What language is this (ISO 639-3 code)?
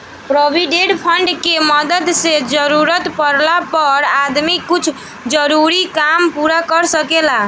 bho